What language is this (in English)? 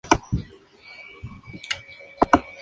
Spanish